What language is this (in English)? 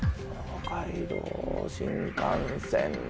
Japanese